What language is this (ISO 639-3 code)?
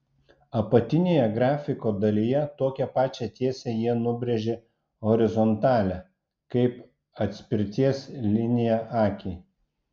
lit